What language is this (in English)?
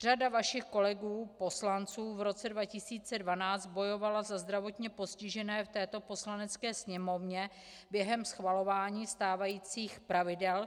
Czech